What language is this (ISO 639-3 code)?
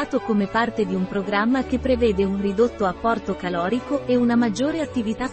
ita